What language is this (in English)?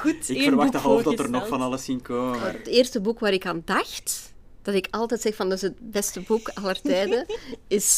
Dutch